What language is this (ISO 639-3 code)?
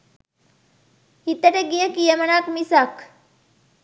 sin